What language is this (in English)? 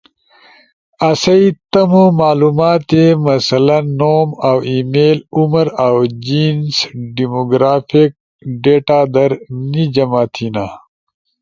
Ushojo